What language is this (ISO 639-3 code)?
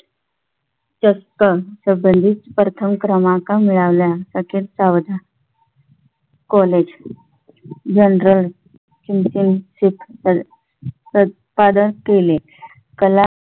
mar